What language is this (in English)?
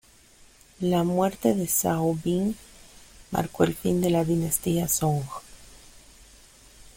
Spanish